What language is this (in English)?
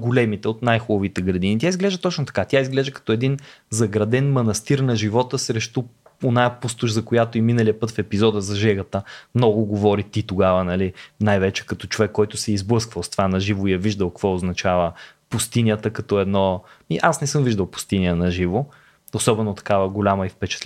Bulgarian